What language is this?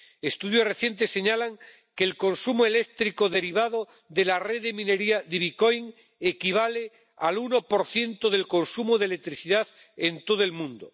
Spanish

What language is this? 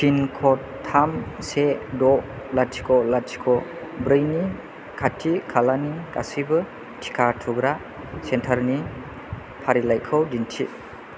Bodo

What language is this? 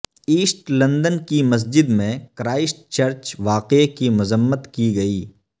Urdu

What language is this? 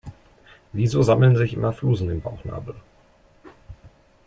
German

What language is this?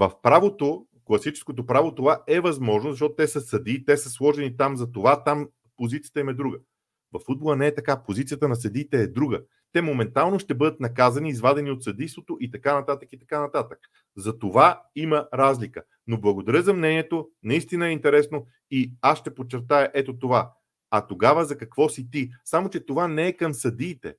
Bulgarian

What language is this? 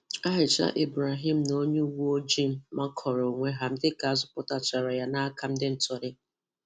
Igbo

